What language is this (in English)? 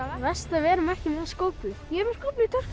Icelandic